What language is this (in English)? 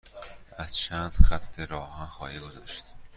Persian